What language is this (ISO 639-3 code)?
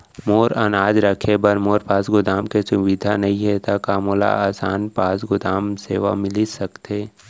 hne